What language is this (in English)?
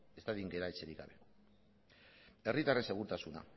Basque